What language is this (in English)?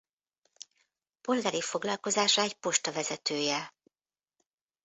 Hungarian